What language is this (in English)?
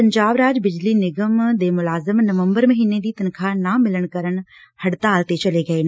Punjabi